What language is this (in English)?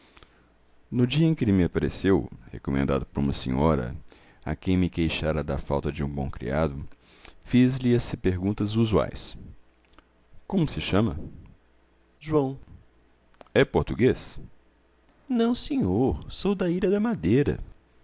Portuguese